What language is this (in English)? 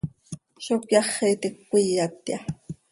Seri